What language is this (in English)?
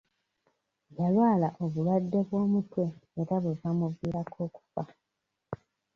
Ganda